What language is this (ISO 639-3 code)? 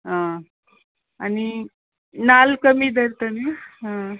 kok